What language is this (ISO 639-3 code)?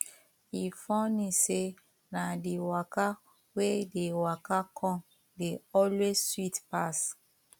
pcm